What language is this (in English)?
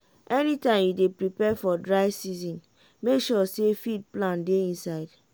Nigerian Pidgin